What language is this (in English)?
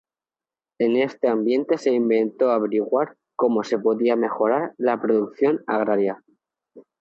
Spanish